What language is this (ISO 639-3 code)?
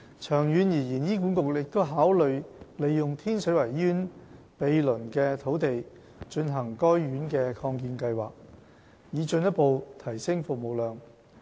yue